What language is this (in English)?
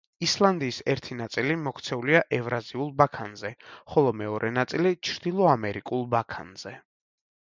Georgian